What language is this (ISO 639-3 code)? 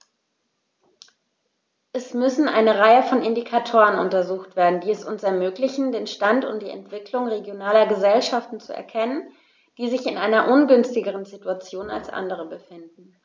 deu